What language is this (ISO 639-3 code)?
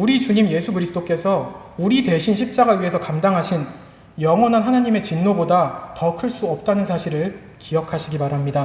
kor